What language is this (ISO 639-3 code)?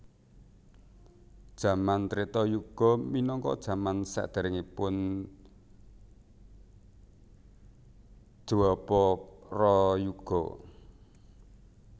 jav